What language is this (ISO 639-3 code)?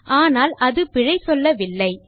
tam